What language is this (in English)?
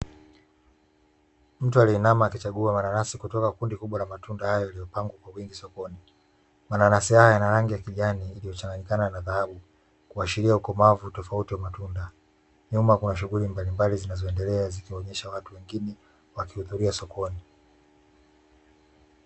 Swahili